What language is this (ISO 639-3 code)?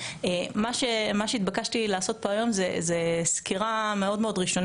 heb